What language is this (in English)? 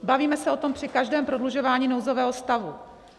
Czech